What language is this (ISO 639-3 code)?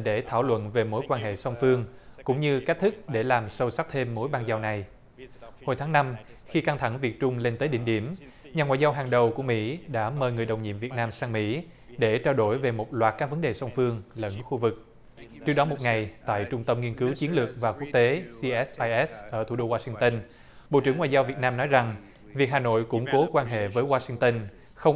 vie